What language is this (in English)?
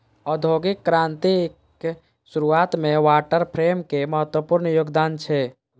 Maithili